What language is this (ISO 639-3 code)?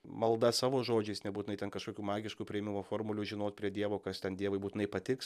lit